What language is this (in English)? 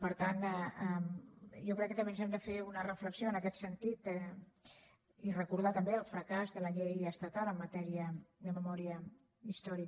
Catalan